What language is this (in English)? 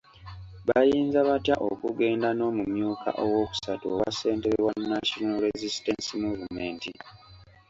Ganda